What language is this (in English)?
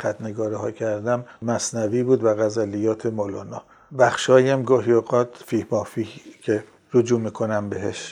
Persian